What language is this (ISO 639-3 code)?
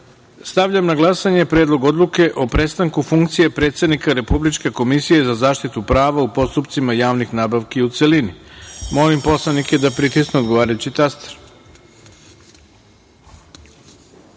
srp